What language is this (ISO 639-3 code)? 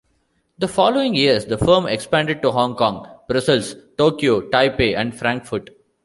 eng